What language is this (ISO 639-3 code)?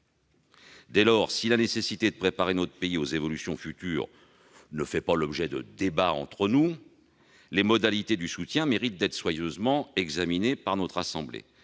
fra